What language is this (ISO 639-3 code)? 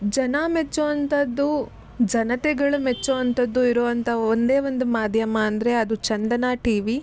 kan